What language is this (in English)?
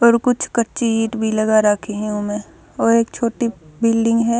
Haryanvi